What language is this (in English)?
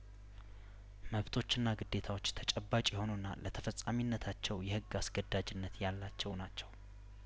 Amharic